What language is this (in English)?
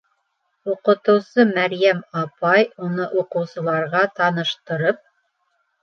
Bashkir